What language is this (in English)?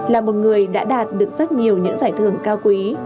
Vietnamese